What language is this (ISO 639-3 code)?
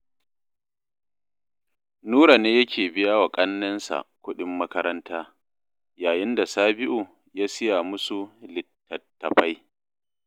hau